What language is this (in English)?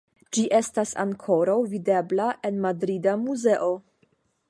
Esperanto